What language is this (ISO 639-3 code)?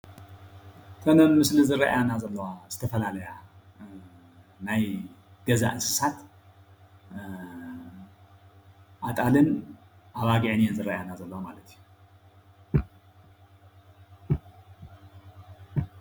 tir